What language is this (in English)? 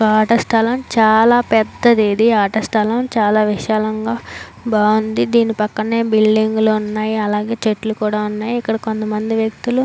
Telugu